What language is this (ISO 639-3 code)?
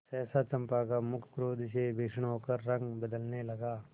hin